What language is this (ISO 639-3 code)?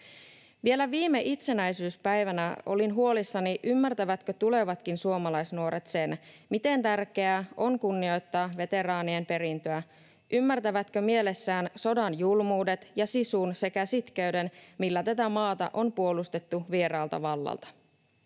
fin